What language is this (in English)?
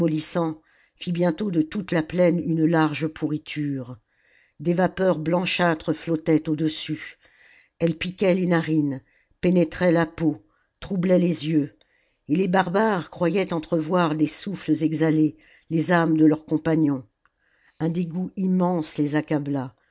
French